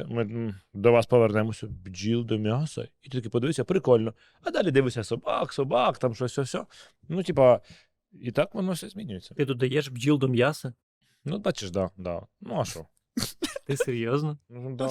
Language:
Ukrainian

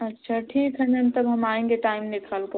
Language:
Hindi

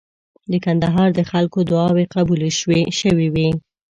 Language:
Pashto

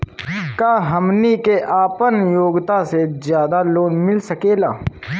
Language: Bhojpuri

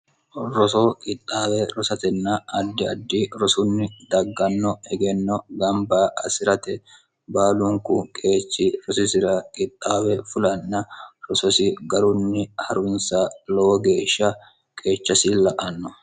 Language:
Sidamo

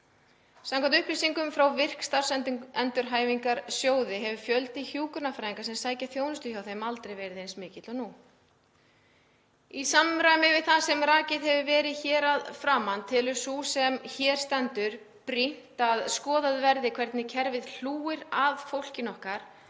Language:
Icelandic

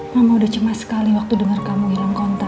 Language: Indonesian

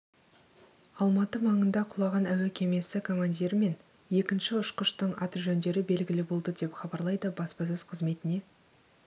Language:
Kazakh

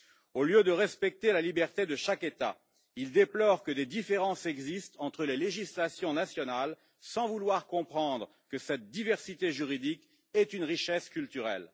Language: French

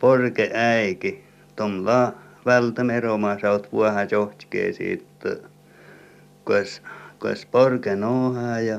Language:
Finnish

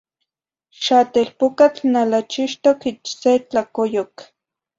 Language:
Zacatlán-Ahuacatlán-Tepetzintla Nahuatl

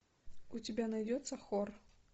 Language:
Russian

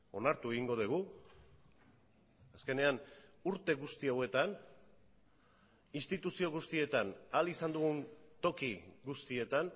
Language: Basque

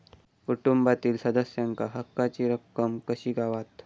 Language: Marathi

